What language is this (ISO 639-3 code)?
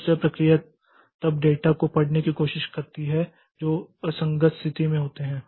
hin